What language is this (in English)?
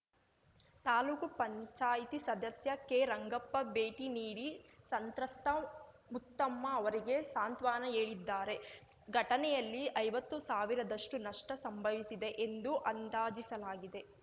Kannada